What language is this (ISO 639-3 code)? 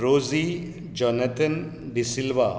kok